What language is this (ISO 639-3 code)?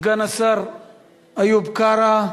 heb